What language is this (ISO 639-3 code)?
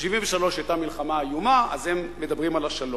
heb